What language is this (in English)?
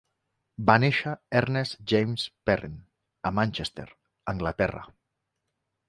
Catalan